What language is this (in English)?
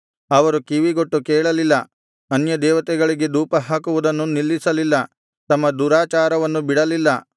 Kannada